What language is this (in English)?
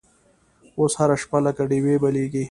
Pashto